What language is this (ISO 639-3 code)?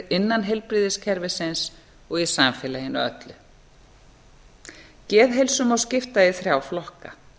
isl